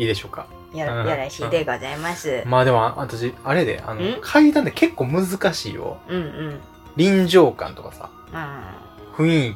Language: Japanese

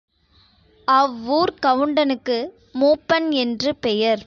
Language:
Tamil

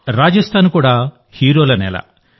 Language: Telugu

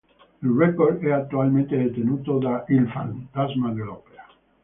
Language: Italian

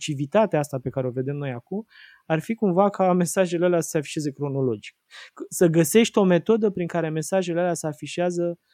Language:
Romanian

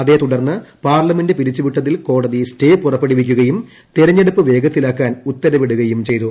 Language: Malayalam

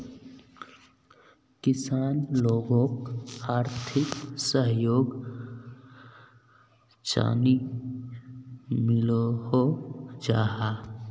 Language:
Magahi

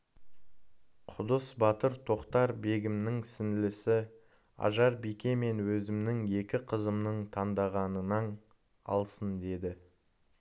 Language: Kazakh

